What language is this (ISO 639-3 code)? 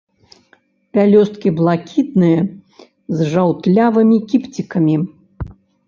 bel